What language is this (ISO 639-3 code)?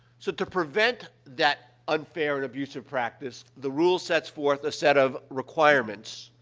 eng